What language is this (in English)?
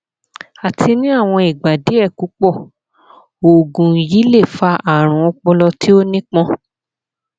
Yoruba